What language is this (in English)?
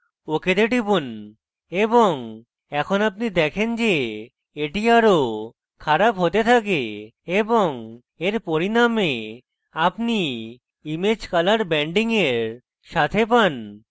Bangla